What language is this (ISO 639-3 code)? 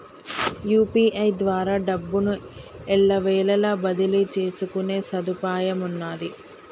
tel